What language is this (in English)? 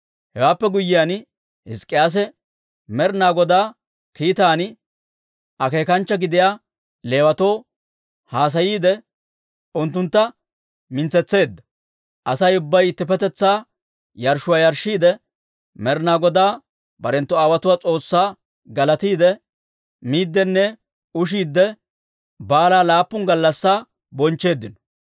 Dawro